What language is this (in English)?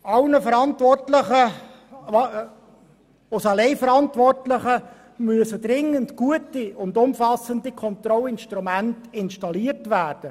Swiss German